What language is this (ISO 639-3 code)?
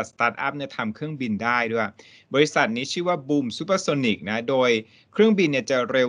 tha